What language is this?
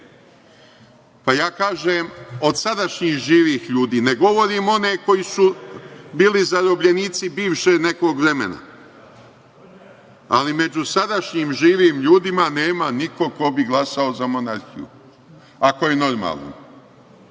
Serbian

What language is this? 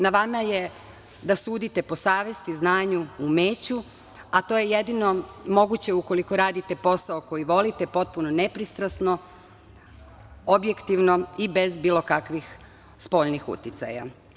Serbian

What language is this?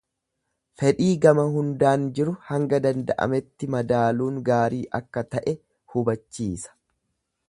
Oromo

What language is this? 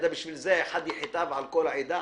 Hebrew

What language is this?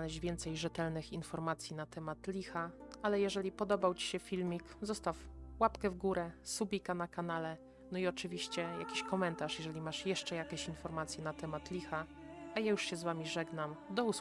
Polish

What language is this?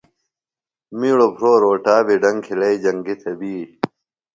Phalura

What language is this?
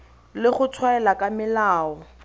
Tswana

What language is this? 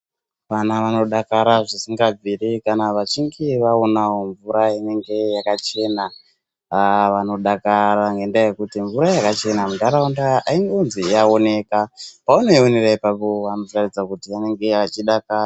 Ndau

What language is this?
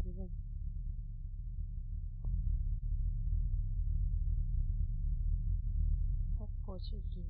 Korean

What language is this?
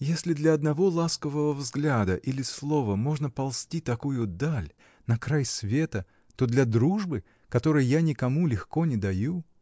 Russian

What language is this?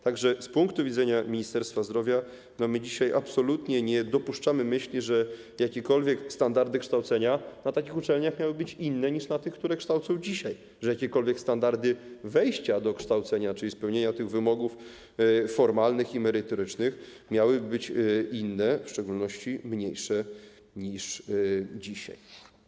Polish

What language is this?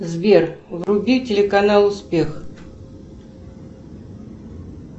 Russian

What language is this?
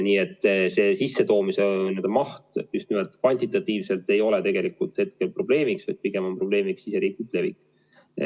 Estonian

